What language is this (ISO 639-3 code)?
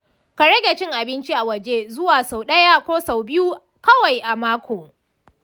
hau